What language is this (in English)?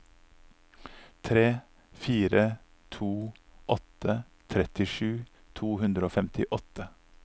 Norwegian